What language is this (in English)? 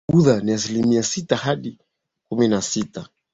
Swahili